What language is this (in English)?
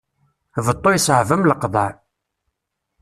Kabyle